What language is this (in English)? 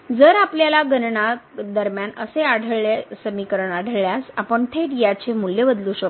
Marathi